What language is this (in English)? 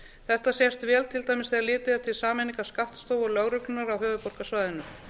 Icelandic